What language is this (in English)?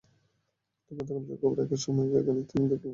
Bangla